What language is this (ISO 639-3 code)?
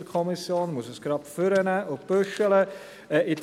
gsw